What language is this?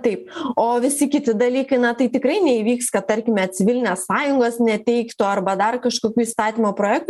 Lithuanian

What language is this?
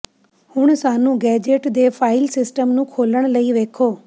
Punjabi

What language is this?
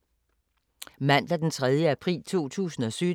Danish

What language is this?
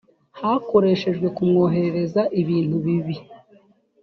Kinyarwanda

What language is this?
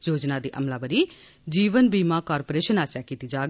Dogri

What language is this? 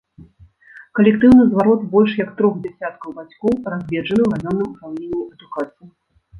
Belarusian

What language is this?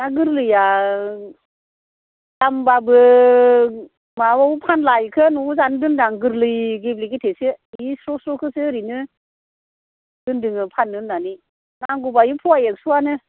Bodo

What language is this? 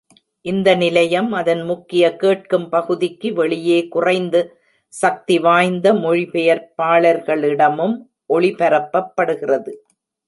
Tamil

